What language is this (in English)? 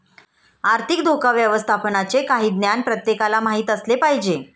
Marathi